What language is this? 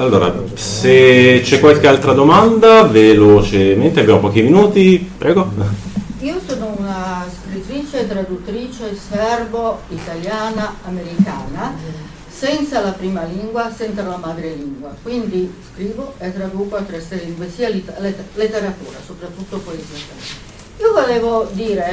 Italian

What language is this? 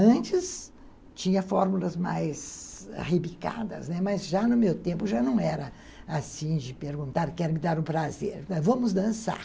Portuguese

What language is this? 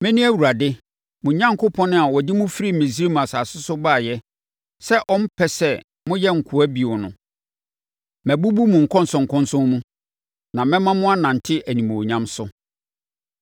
Akan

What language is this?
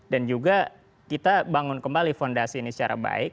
Indonesian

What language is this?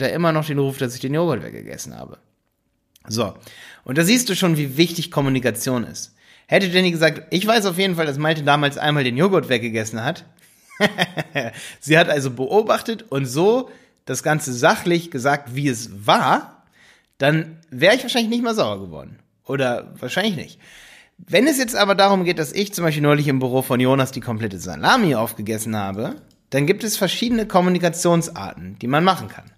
German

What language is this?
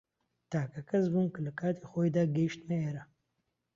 Central Kurdish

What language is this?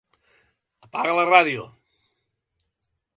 Catalan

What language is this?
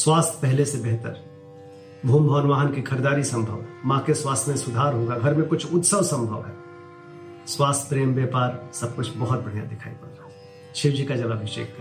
Hindi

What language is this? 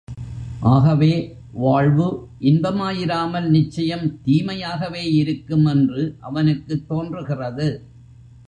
Tamil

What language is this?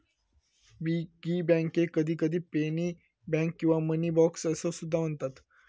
Marathi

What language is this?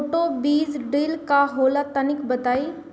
Bhojpuri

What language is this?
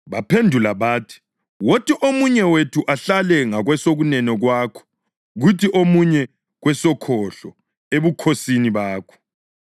North Ndebele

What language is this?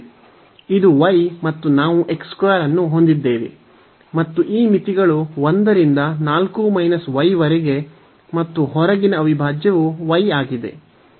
Kannada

